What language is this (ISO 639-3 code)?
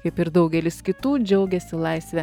lit